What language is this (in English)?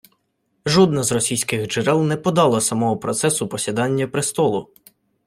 Ukrainian